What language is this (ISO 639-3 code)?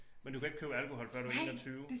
dan